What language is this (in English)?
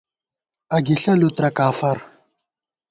Gawar-Bati